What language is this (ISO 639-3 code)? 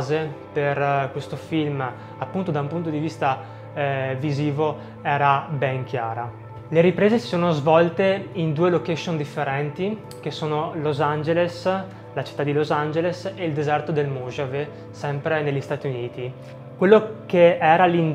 ita